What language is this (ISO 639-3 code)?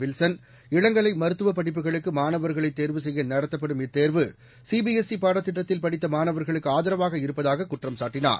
tam